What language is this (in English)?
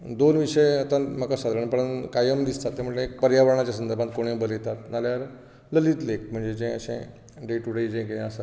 Konkani